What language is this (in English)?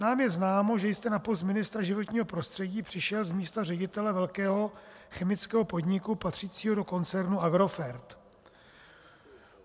Czech